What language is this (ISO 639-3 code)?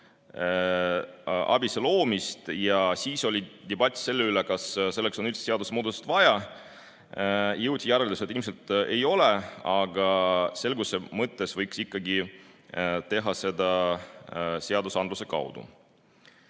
est